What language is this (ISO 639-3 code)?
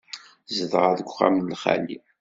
kab